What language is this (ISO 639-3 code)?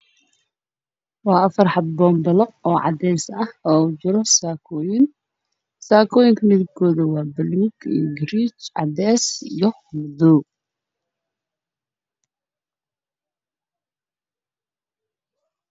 som